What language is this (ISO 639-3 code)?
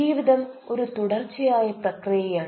mal